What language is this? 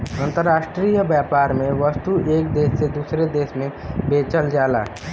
Bhojpuri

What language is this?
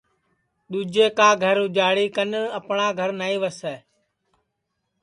Sansi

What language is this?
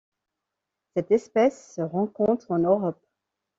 French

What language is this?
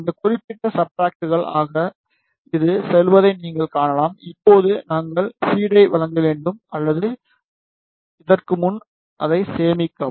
Tamil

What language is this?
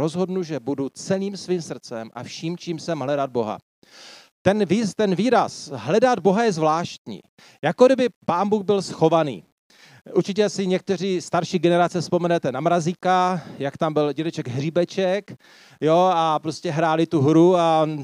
Czech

